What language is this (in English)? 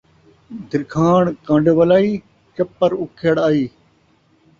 Saraiki